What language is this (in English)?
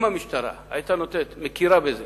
Hebrew